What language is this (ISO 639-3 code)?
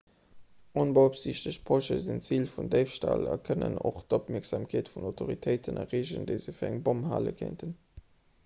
ltz